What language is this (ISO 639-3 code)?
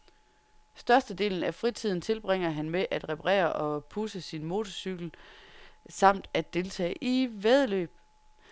dan